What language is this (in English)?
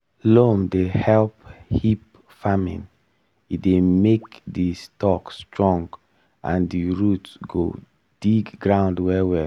Nigerian Pidgin